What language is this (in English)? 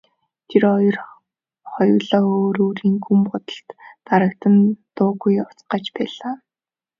Mongolian